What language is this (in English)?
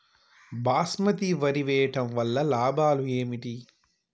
Telugu